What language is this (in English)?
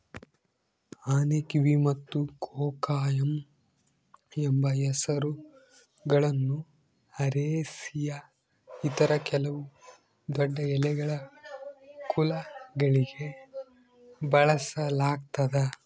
Kannada